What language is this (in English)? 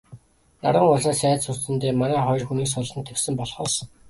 Mongolian